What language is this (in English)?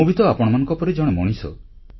Odia